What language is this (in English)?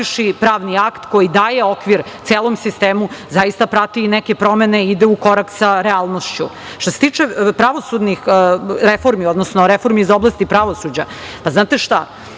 Serbian